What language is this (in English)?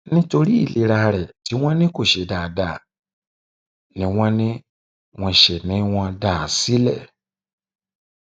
Yoruba